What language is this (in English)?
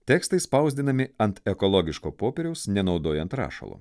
Lithuanian